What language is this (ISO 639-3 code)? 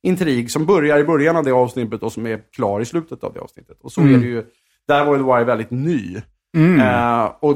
swe